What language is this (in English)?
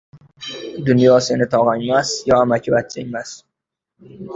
Uzbek